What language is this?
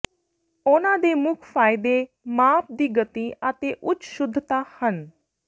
Punjabi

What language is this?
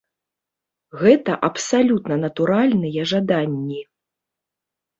Belarusian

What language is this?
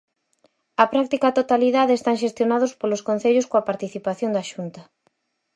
Galician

